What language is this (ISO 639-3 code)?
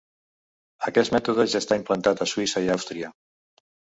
cat